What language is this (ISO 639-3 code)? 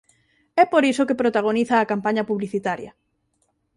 glg